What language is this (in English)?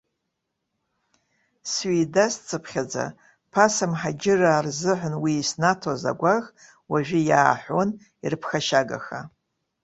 Abkhazian